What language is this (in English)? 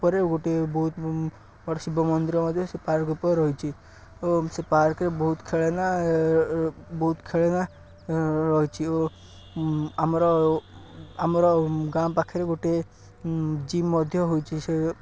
Odia